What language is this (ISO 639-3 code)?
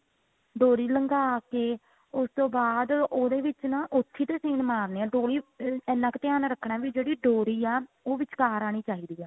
pan